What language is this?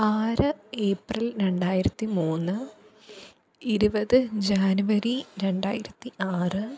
Malayalam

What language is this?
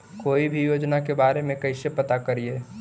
Magahi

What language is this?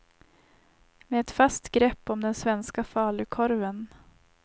Swedish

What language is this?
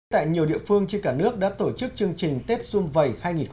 Vietnamese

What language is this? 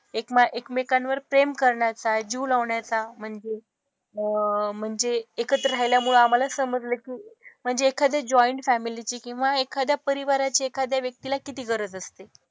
Marathi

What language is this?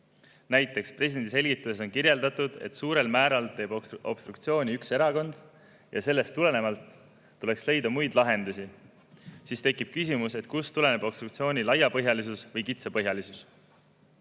Estonian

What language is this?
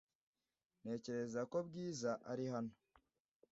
Kinyarwanda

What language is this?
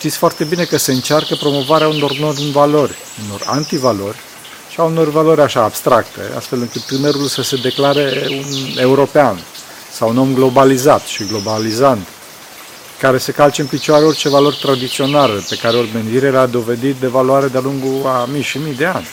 Romanian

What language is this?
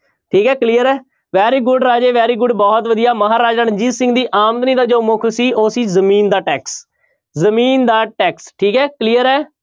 Punjabi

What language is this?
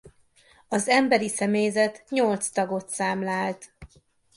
Hungarian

